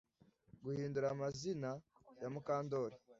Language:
Kinyarwanda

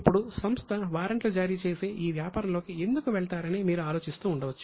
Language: Telugu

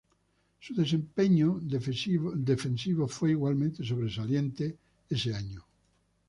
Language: Spanish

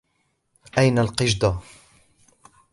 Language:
Arabic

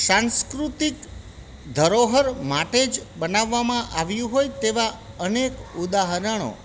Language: Gujarati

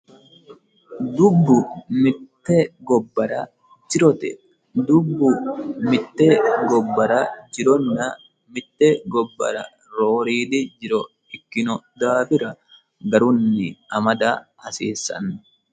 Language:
Sidamo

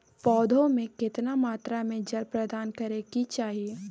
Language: Maithili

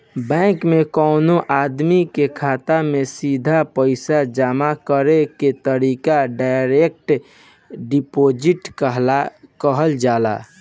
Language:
Bhojpuri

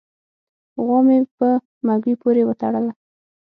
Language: Pashto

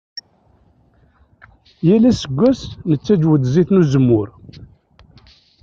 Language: Kabyle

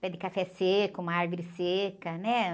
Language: Portuguese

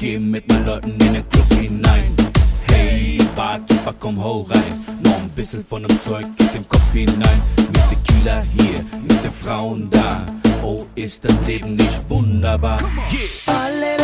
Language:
Bulgarian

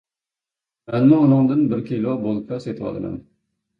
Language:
Uyghur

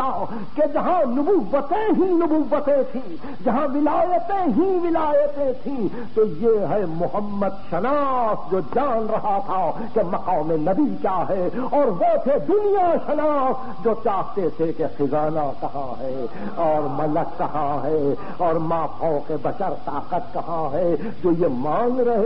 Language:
Arabic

